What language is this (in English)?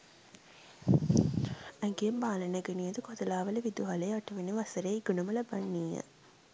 Sinhala